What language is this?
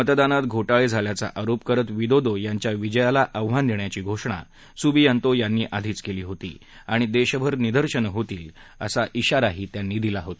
Marathi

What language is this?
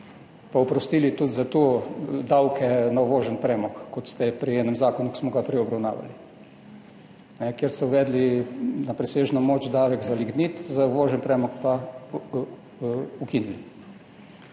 Slovenian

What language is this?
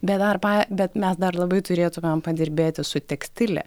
Lithuanian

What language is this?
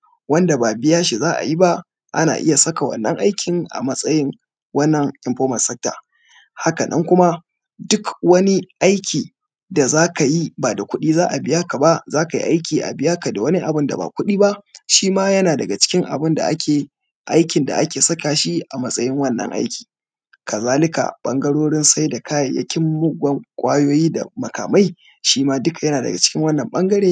Hausa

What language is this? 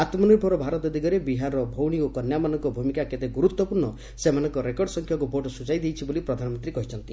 Odia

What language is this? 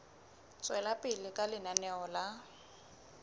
Southern Sotho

